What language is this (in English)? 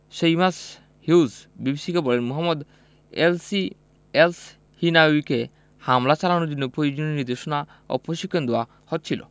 Bangla